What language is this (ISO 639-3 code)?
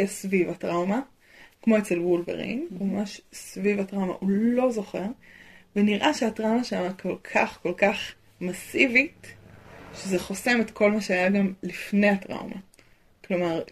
heb